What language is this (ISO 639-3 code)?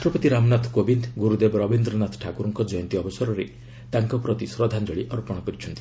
ori